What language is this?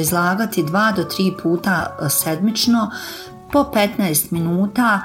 Croatian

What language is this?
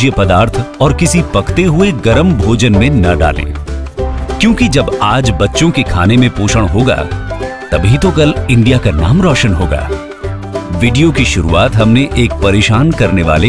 Hindi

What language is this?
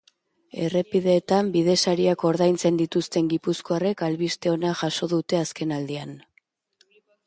Basque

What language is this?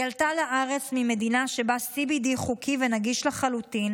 Hebrew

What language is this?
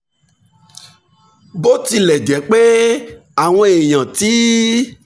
Yoruba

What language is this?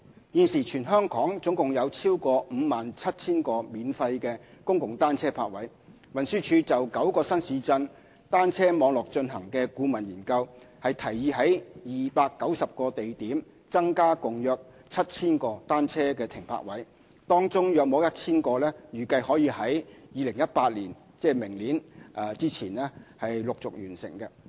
Cantonese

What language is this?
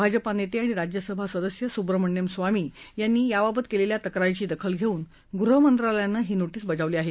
Marathi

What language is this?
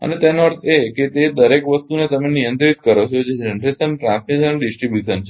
Gujarati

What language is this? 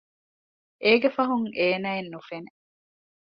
Divehi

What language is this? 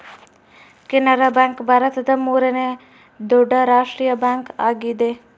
Kannada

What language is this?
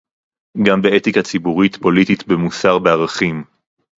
Hebrew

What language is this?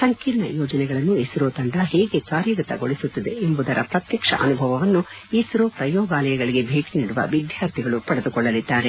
Kannada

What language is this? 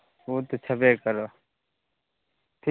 Maithili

